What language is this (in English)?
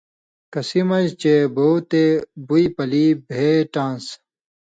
Indus Kohistani